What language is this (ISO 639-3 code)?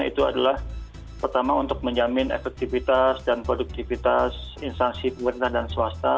ind